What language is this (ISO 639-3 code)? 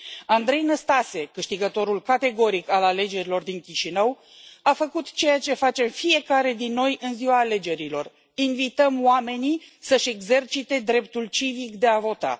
ron